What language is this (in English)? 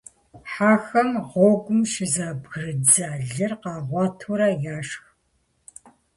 Kabardian